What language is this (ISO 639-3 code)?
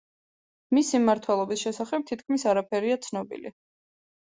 kat